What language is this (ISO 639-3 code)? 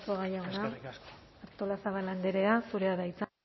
eus